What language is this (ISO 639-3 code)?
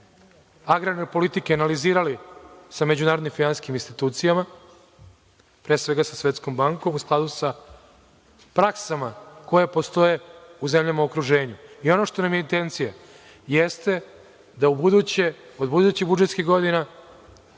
srp